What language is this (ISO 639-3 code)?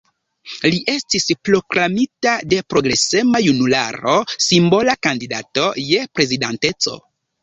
epo